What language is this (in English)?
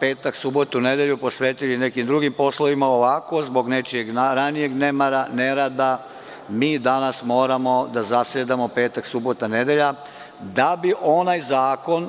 Serbian